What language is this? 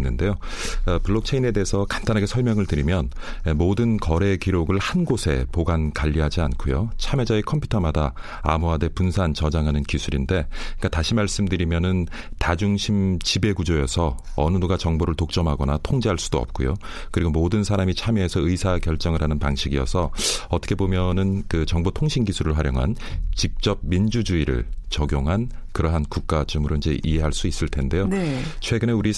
Korean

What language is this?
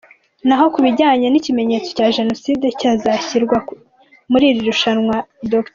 Kinyarwanda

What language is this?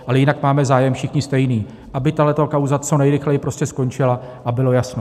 Czech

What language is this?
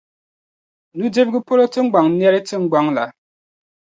Dagbani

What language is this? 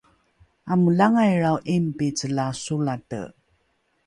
Rukai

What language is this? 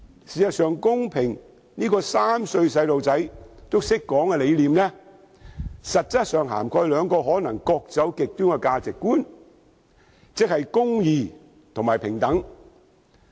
Cantonese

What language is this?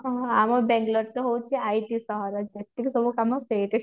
Odia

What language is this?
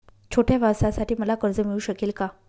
Marathi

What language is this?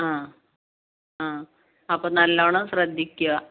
Malayalam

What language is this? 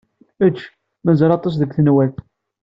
Kabyle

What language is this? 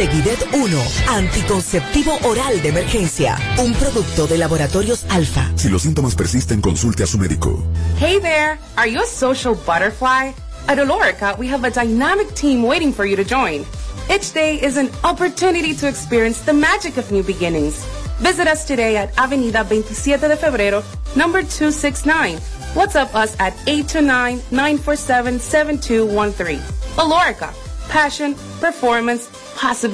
Spanish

